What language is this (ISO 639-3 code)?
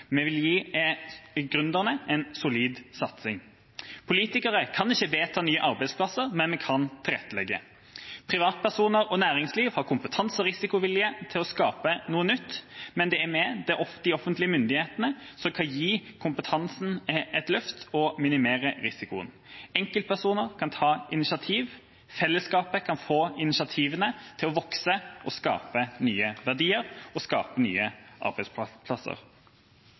nob